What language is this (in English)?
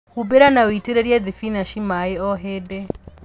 Kikuyu